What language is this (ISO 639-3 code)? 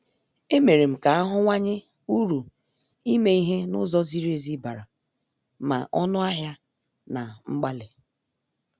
ibo